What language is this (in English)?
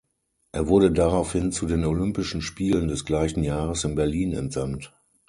German